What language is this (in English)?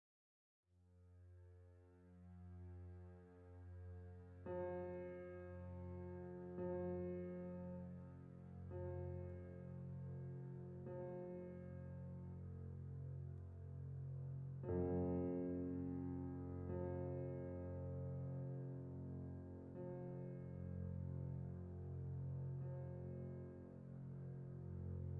Korean